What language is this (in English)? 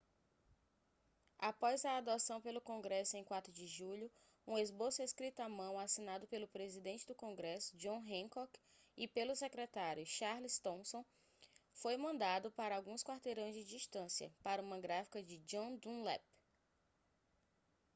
Portuguese